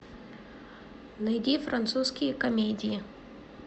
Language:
Russian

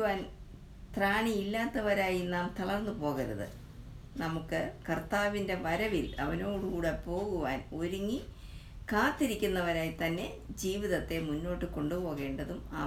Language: Malayalam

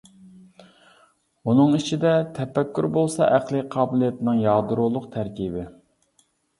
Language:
Uyghur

